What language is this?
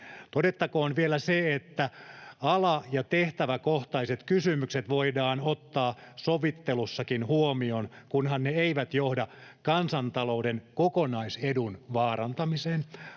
Finnish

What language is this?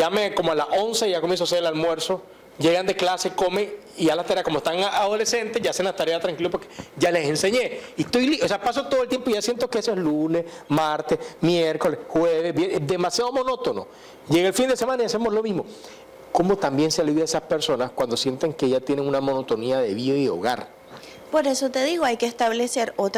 Spanish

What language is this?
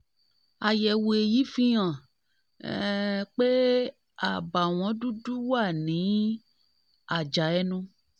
Yoruba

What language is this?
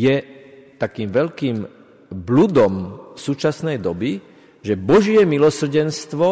Slovak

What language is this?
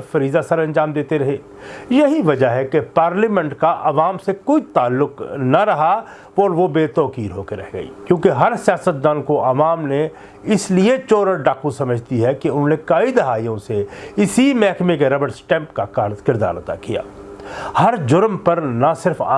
Urdu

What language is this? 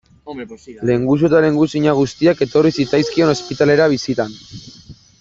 Basque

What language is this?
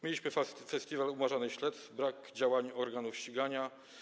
Polish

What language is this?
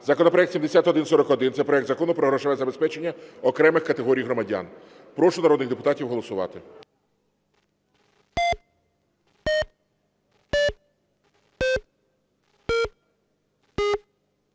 Ukrainian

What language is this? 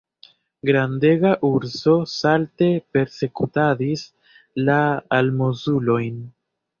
Esperanto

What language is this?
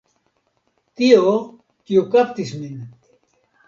Esperanto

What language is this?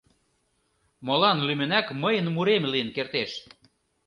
Mari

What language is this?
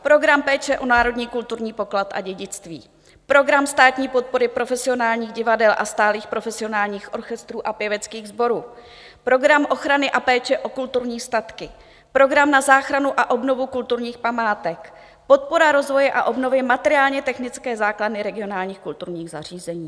Czech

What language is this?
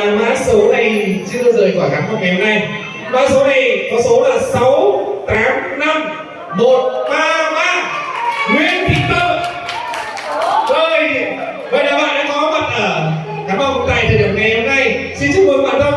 Vietnamese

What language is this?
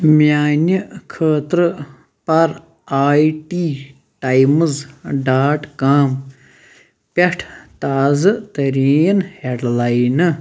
Kashmiri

